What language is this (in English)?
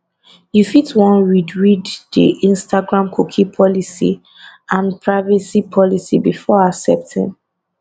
Nigerian Pidgin